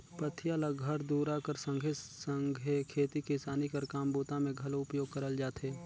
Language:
Chhattisgarhi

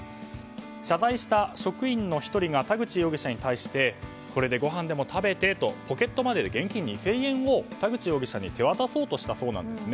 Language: Japanese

